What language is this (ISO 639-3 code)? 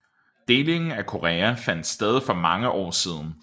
dan